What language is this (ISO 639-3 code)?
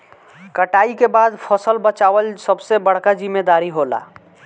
bho